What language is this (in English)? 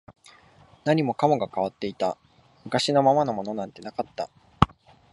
Japanese